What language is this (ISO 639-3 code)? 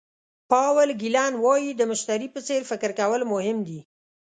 pus